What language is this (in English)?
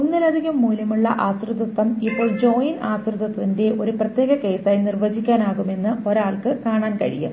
Malayalam